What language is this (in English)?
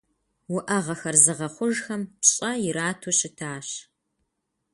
Kabardian